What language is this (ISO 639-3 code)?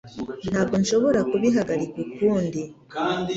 kin